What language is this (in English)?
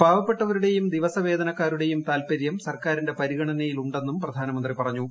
Malayalam